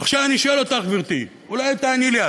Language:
Hebrew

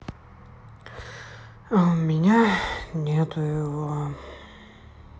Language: Russian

